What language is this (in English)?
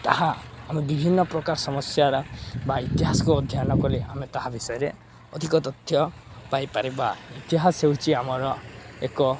Odia